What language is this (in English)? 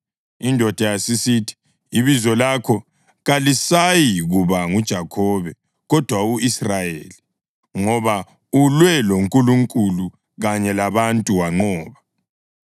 North Ndebele